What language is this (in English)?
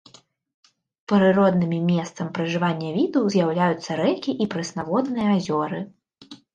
Belarusian